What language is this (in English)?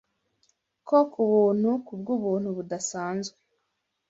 Kinyarwanda